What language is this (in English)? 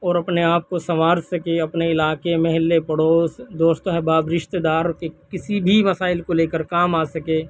Urdu